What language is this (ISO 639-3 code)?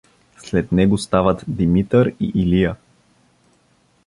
bul